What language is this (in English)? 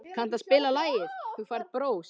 Icelandic